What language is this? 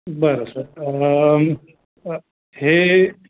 Marathi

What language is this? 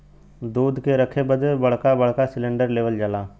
Bhojpuri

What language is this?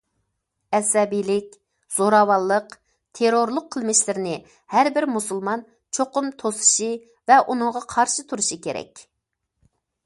Uyghur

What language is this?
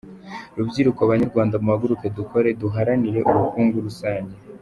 Kinyarwanda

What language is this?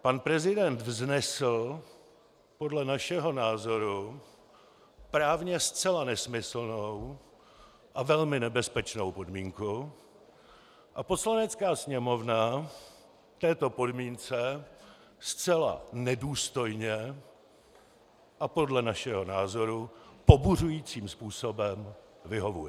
Czech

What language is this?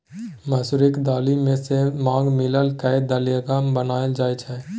Maithili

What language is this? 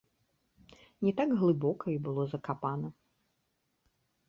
Belarusian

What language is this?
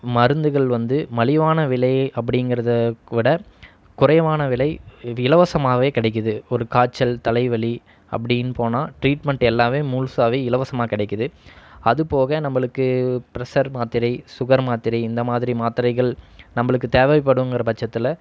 Tamil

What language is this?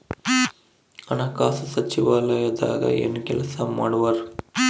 Kannada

